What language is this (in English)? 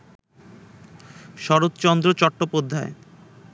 Bangla